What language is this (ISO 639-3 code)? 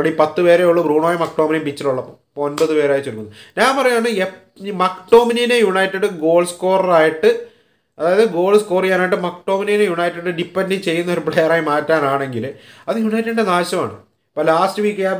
mal